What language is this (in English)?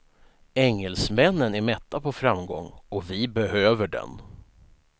Swedish